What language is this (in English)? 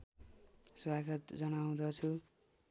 Nepali